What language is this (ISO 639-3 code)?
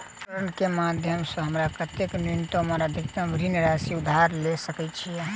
mai